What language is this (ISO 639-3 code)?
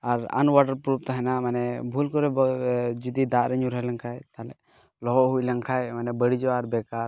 sat